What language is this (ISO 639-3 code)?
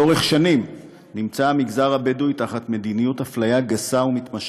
heb